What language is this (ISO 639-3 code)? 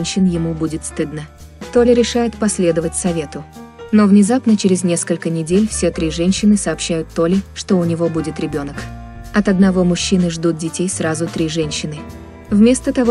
rus